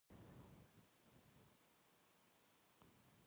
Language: Japanese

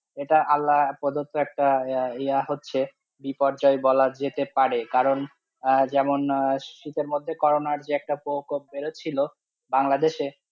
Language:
Bangla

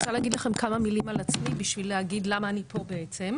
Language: Hebrew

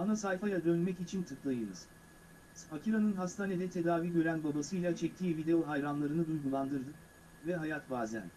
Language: Turkish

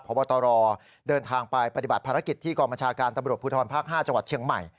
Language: Thai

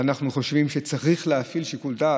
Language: Hebrew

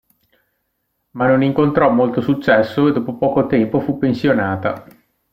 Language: Italian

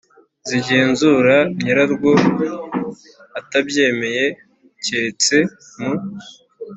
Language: Kinyarwanda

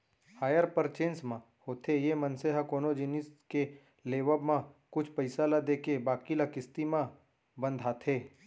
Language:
Chhattisgarhi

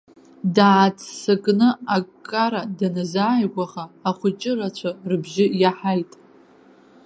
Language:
Abkhazian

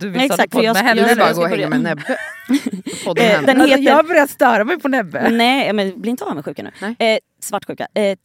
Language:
Swedish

